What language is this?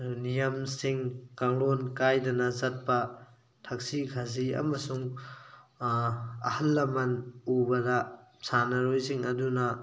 Manipuri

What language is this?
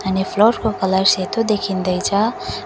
Nepali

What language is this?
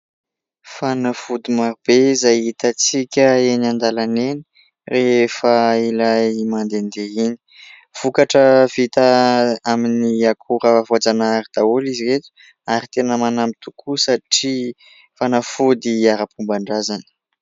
Malagasy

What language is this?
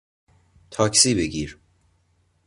Persian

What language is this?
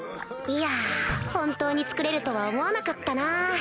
Japanese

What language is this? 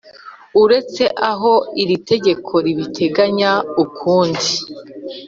Kinyarwanda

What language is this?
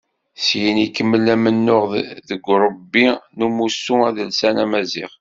Kabyle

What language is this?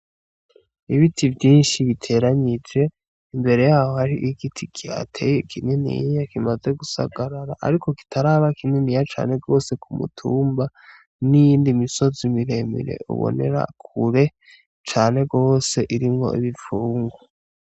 Rundi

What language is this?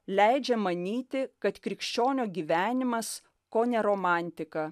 Lithuanian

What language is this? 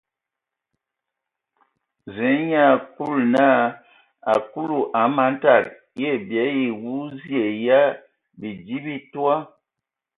Ewondo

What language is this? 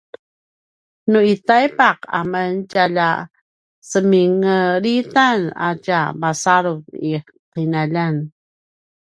Paiwan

